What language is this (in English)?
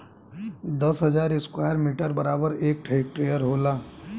Bhojpuri